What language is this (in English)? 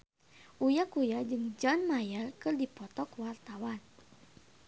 Sundanese